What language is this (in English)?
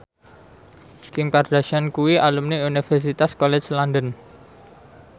Javanese